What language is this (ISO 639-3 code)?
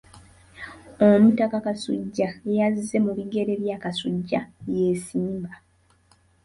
lug